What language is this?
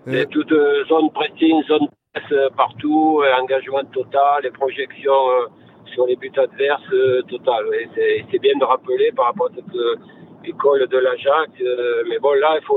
French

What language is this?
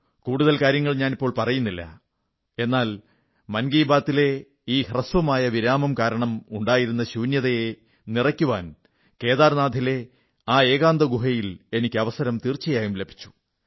Malayalam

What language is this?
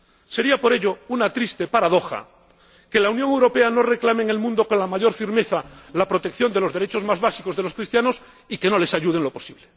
Spanish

